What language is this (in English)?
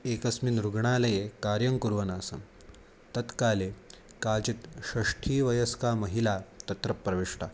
Sanskrit